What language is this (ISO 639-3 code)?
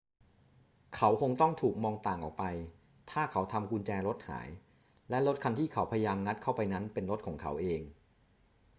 tha